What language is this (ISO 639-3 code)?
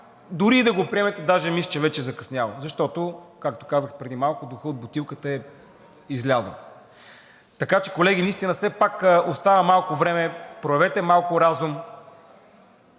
bul